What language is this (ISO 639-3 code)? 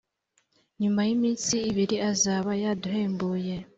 kin